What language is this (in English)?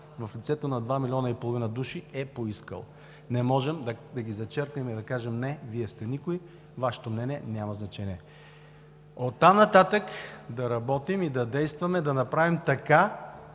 Bulgarian